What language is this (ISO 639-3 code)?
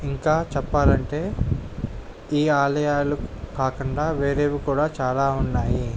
tel